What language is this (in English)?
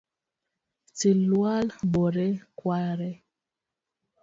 Luo (Kenya and Tanzania)